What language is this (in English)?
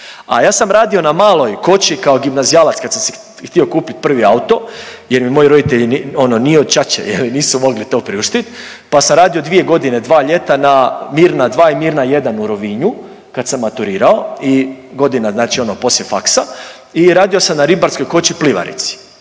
Croatian